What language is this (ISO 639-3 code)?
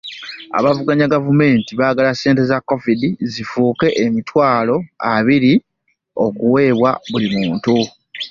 lug